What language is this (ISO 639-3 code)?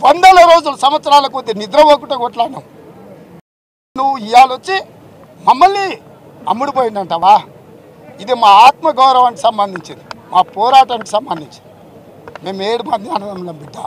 tel